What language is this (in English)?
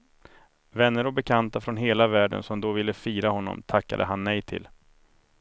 Swedish